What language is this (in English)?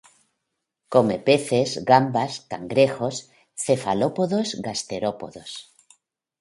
Spanish